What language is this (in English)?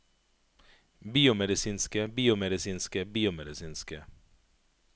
Norwegian